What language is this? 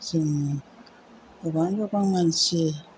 Bodo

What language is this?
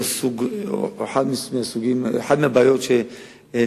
Hebrew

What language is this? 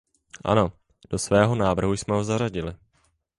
Czech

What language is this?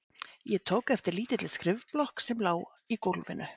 Icelandic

